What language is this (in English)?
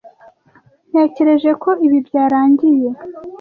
Kinyarwanda